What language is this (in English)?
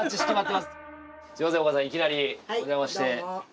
Japanese